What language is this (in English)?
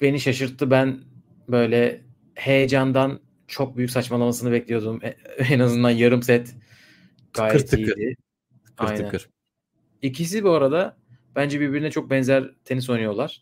Turkish